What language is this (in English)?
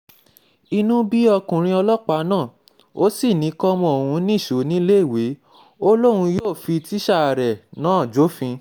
Yoruba